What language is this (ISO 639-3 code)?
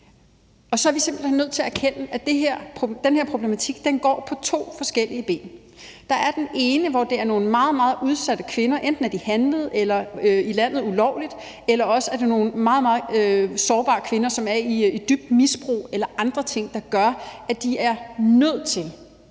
dan